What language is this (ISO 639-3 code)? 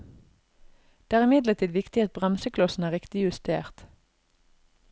nor